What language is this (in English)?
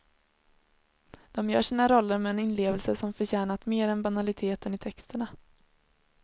Swedish